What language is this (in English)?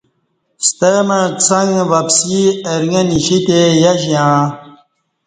Kati